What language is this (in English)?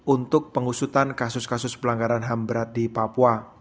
Indonesian